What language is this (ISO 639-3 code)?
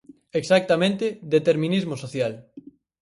glg